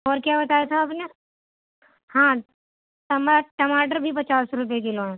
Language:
Urdu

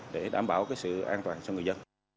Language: Vietnamese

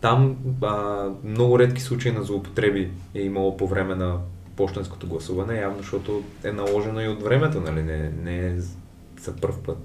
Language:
Bulgarian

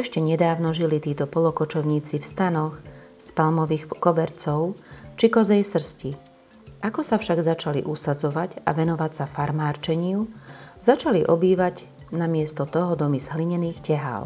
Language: Slovak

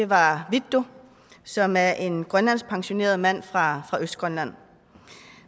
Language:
Danish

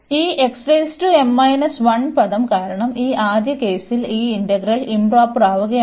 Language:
Malayalam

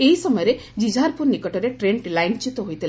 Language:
Odia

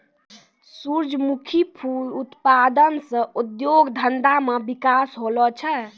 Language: Maithili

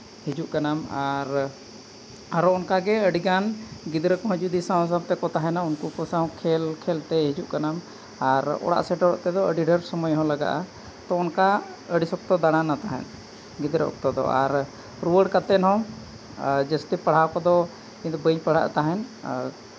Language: Santali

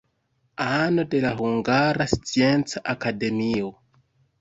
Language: Esperanto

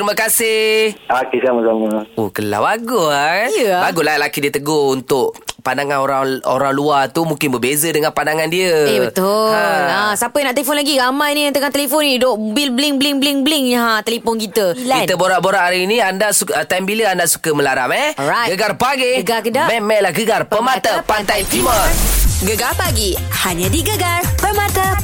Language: Malay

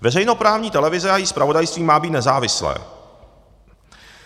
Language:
Czech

